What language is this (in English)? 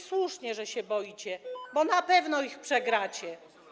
Polish